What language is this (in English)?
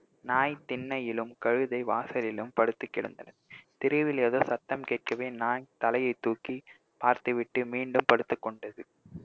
Tamil